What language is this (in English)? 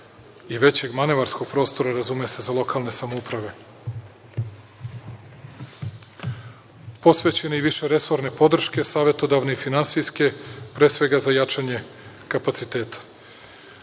Serbian